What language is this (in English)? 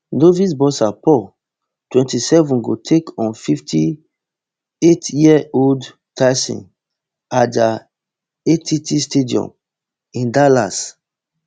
Nigerian Pidgin